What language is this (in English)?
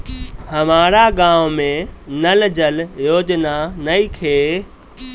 Bhojpuri